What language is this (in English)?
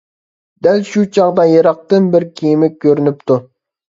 Uyghur